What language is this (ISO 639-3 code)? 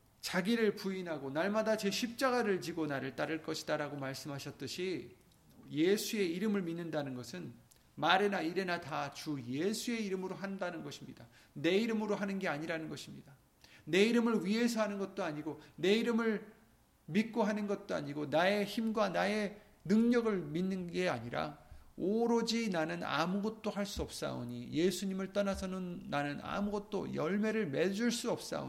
kor